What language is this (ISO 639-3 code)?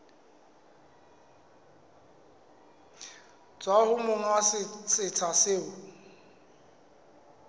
sot